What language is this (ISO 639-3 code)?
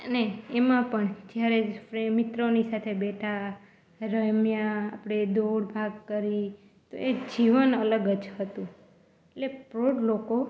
guj